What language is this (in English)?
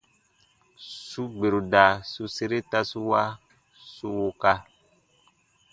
Baatonum